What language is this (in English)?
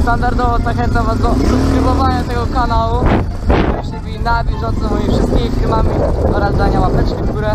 Polish